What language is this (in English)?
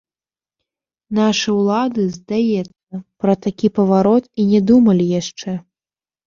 Belarusian